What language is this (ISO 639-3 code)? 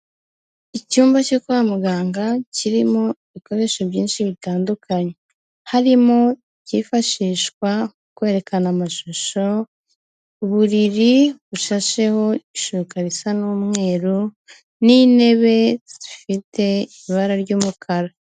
kin